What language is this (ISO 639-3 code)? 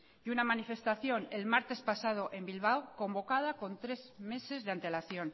spa